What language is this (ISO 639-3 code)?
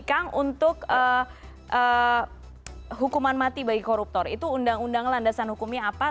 ind